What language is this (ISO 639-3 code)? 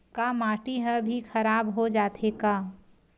hne